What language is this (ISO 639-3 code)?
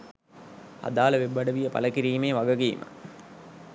sin